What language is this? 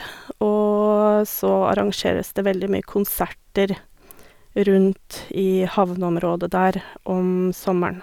Norwegian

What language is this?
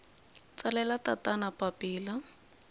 Tsonga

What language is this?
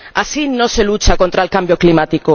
Spanish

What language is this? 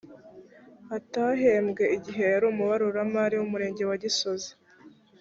Kinyarwanda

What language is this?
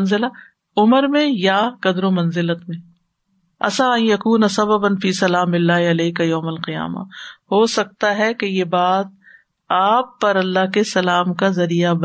Urdu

